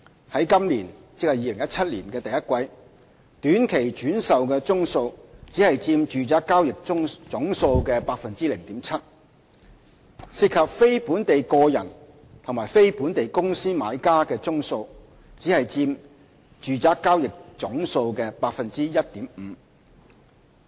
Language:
Cantonese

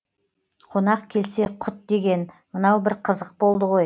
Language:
Kazakh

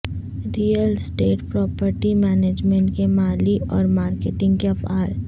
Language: Urdu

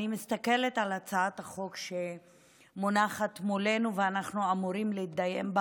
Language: Hebrew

